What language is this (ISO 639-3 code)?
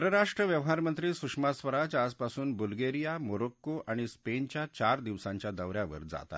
mar